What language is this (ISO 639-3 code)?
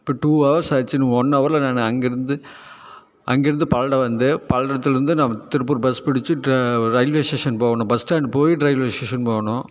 tam